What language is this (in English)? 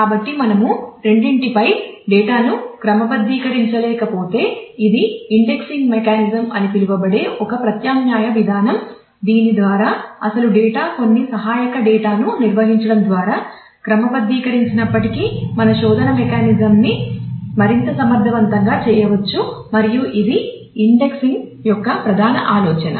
Telugu